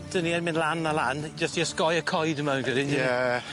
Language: Welsh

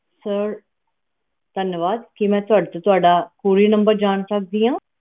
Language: Punjabi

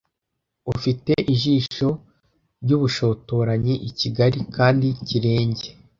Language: Kinyarwanda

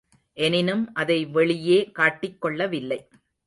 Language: Tamil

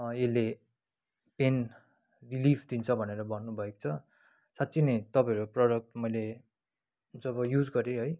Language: Nepali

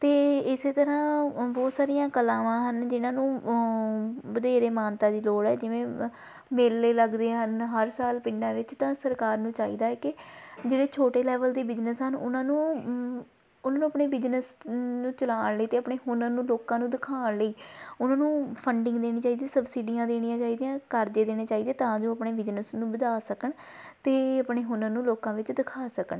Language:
Punjabi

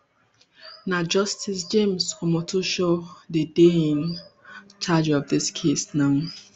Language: Nigerian Pidgin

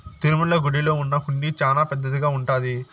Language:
Telugu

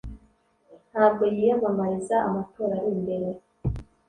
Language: Kinyarwanda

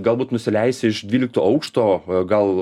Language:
Lithuanian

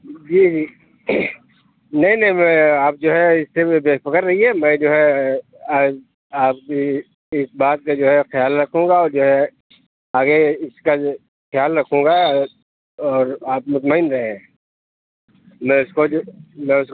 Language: Urdu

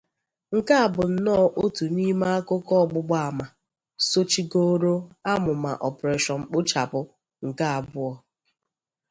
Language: Igbo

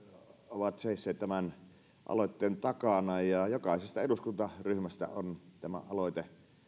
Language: Finnish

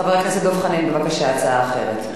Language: Hebrew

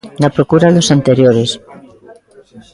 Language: Galician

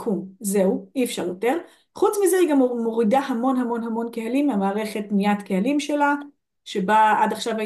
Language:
Hebrew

